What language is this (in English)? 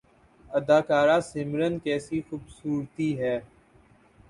Urdu